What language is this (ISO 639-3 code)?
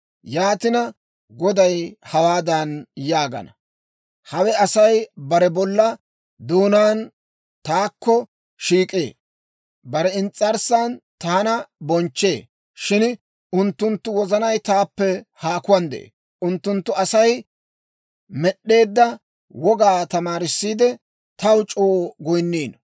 dwr